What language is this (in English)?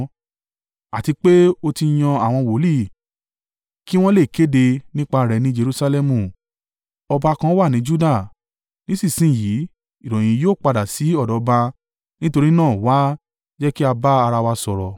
Yoruba